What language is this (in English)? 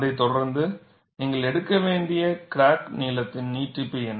Tamil